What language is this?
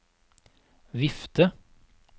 Norwegian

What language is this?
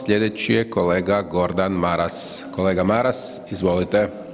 Croatian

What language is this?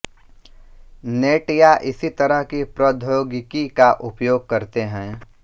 Hindi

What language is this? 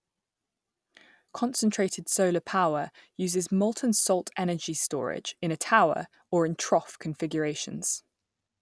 English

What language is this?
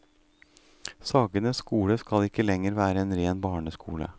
Norwegian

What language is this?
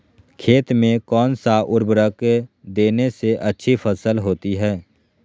Magahi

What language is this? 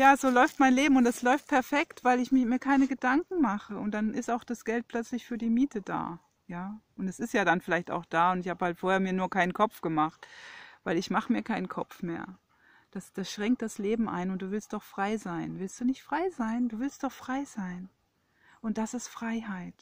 German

